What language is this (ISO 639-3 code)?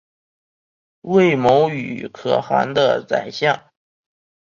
zho